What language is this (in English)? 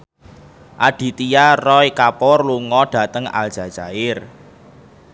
Javanese